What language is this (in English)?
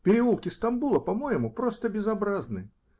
Russian